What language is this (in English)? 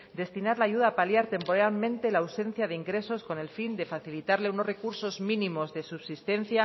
Spanish